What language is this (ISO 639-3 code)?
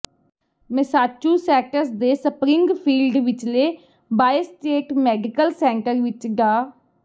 pan